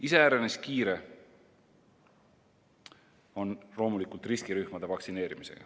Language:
Estonian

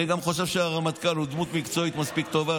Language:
Hebrew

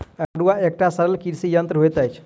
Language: Maithili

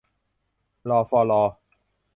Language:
Thai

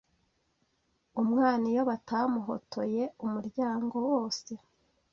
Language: Kinyarwanda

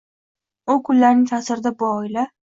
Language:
Uzbek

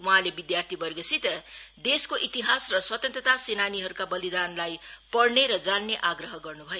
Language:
Nepali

